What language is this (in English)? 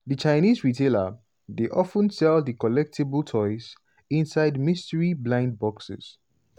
Nigerian Pidgin